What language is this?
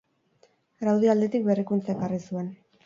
Basque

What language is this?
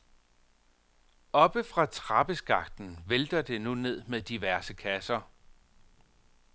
Danish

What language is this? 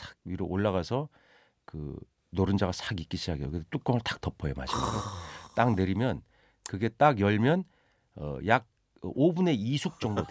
Korean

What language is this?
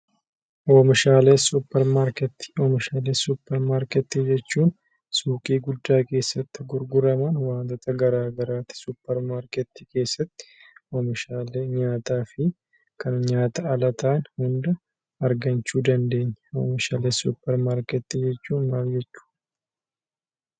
Oromo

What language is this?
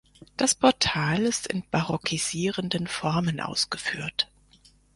German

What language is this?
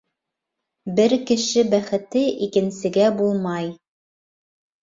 Bashkir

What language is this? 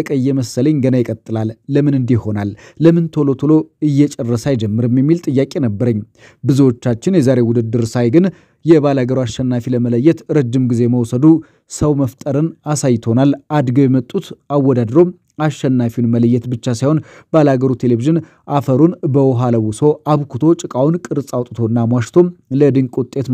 Arabic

